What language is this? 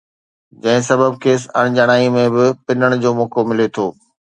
Sindhi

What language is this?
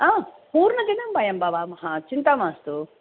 Sanskrit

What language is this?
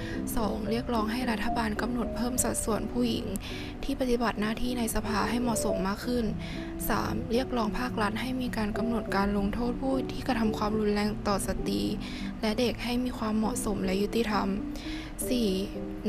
Thai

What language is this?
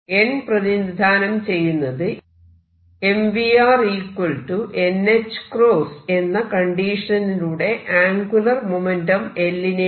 Malayalam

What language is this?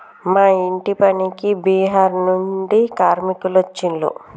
Telugu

